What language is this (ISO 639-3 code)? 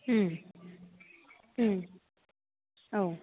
brx